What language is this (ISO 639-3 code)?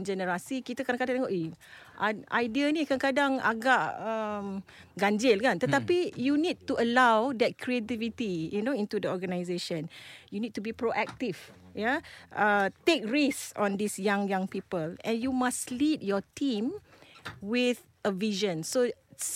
msa